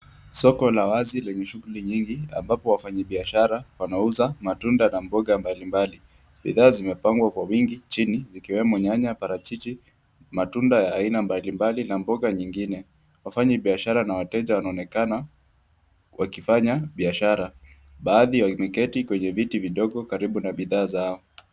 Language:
Swahili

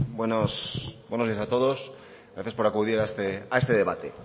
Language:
Spanish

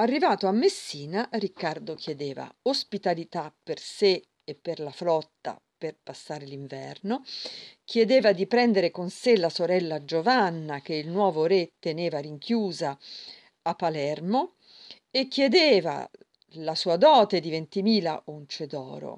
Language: Italian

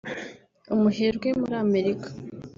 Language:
Kinyarwanda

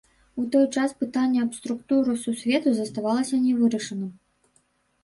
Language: Belarusian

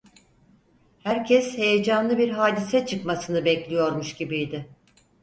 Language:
Turkish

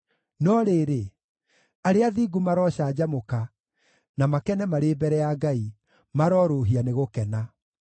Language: Kikuyu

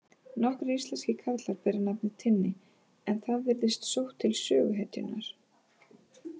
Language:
Icelandic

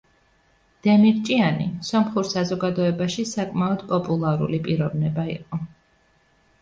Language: Georgian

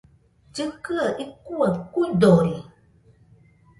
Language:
Nüpode Huitoto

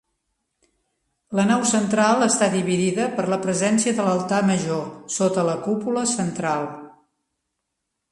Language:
Catalan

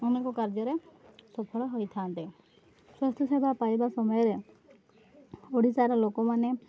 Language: Odia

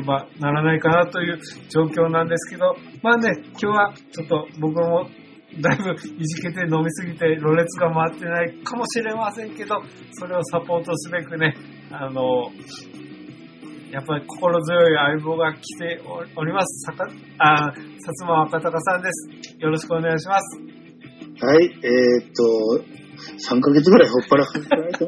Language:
Japanese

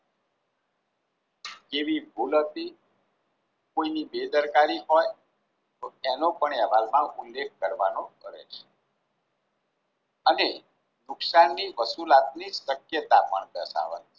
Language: Gujarati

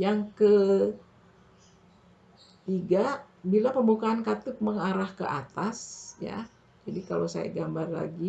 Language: Indonesian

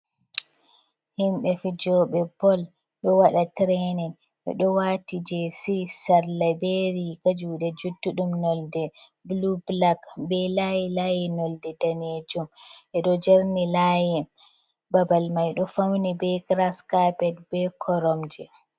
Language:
Fula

